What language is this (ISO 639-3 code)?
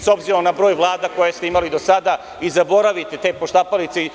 srp